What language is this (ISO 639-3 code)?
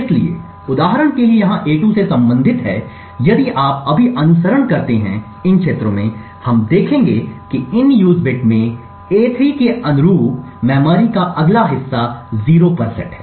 hin